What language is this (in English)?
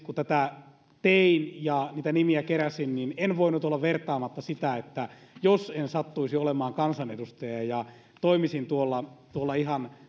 Finnish